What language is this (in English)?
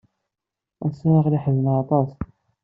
Kabyle